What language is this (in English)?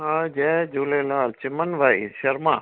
Sindhi